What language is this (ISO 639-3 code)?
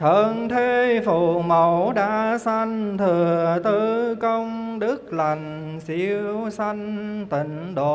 vie